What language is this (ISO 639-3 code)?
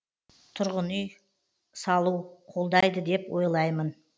kaz